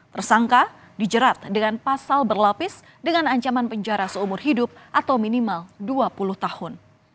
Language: Indonesian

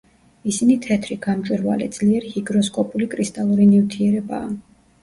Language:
Georgian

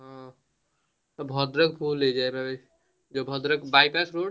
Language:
Odia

